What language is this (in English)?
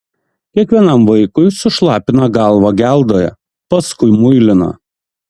Lithuanian